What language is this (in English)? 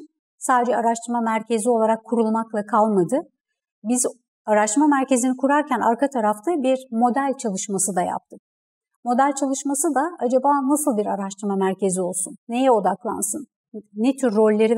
Turkish